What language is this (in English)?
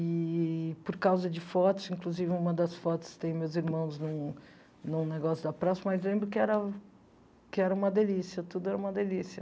Portuguese